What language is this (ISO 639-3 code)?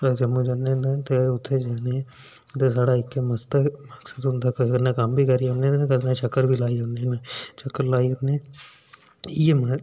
doi